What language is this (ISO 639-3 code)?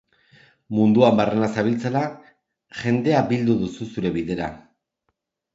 eus